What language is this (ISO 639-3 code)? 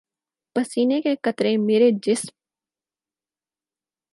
urd